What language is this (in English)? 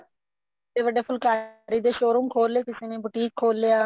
Punjabi